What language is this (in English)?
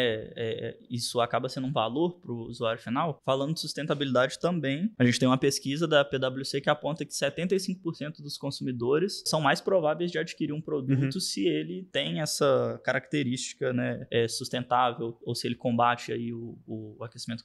Portuguese